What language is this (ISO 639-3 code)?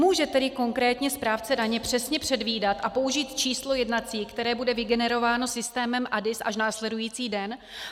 ces